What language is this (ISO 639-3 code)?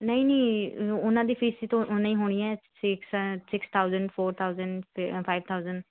pan